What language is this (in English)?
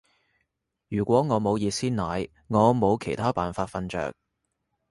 Cantonese